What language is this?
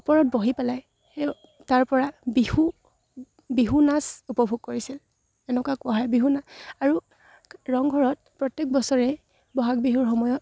Assamese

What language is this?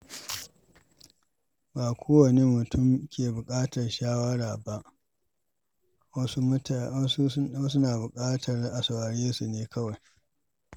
Hausa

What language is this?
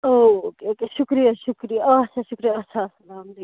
Kashmiri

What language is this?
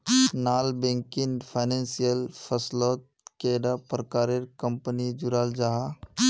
Magahi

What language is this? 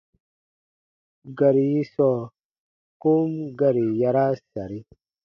Baatonum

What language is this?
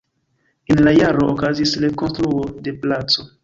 Esperanto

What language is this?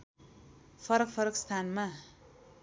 Nepali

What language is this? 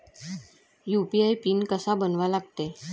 Marathi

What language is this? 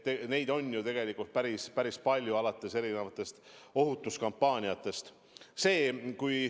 Estonian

